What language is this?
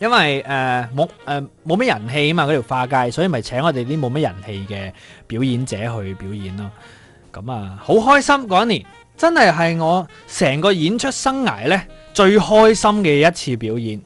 Chinese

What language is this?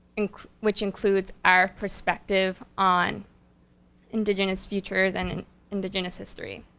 English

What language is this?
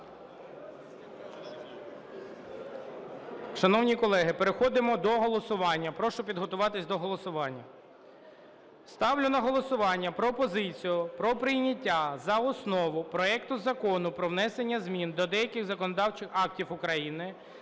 Ukrainian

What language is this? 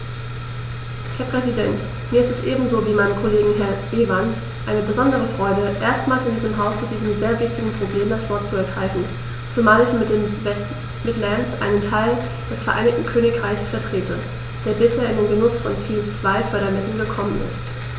German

